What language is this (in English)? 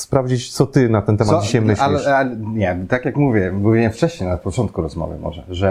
Polish